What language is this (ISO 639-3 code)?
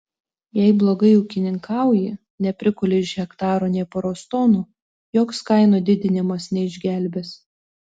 lit